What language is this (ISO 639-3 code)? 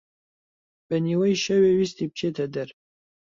ckb